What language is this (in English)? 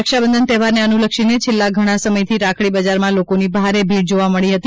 Gujarati